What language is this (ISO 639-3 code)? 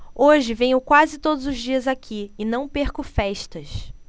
por